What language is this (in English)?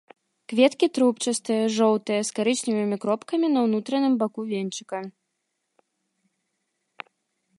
Belarusian